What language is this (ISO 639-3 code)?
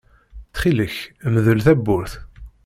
kab